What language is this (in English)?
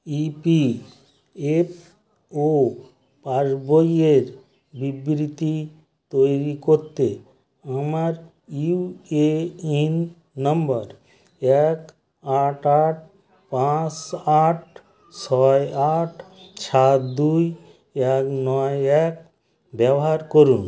Bangla